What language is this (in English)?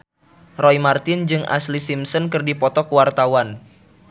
Sundanese